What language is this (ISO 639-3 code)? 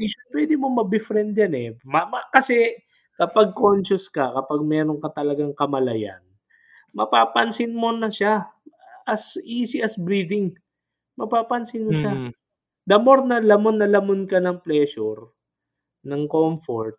fil